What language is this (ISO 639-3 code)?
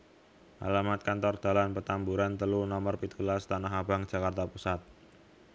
jav